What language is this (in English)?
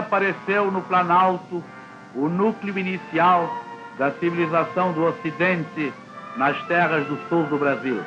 Portuguese